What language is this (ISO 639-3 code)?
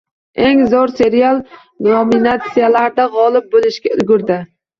uzb